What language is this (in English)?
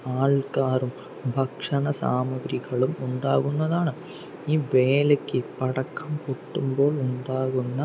Malayalam